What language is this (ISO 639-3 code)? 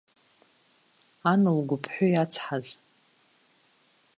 abk